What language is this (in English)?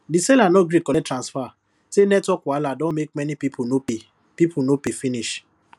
Nigerian Pidgin